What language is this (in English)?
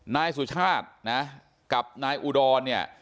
Thai